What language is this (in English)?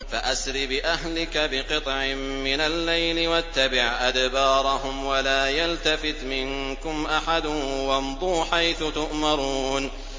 Arabic